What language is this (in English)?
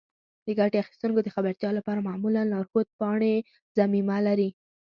Pashto